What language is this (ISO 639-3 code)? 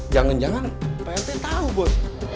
ind